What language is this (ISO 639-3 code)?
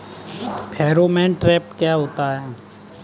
hin